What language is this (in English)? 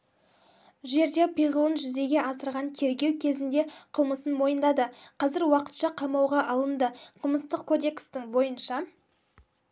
Kazakh